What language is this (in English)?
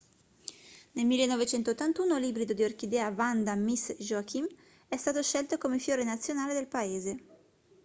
Italian